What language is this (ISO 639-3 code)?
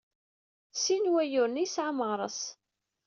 kab